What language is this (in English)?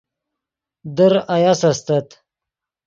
Yidgha